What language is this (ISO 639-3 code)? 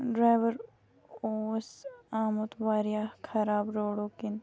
kas